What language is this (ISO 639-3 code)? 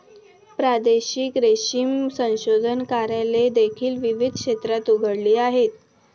mar